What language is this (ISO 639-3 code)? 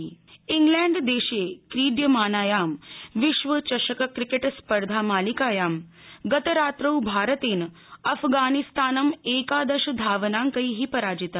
san